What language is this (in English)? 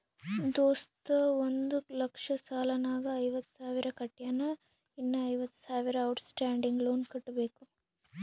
Kannada